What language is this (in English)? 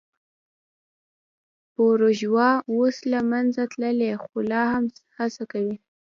Pashto